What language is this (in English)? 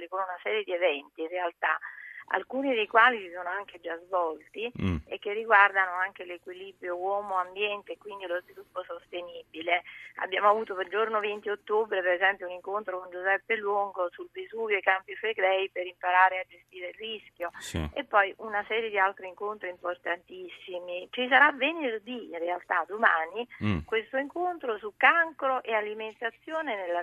Italian